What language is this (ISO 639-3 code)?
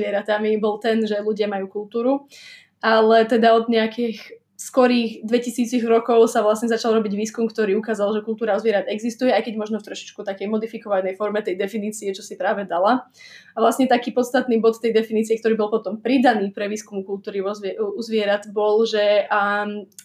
slk